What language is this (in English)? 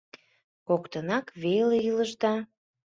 Mari